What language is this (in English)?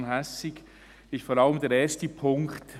Swiss German